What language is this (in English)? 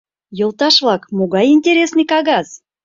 Mari